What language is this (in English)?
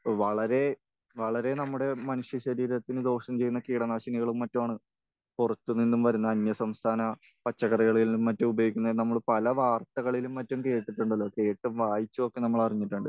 Malayalam